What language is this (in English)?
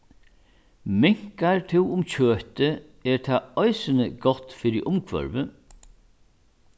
Faroese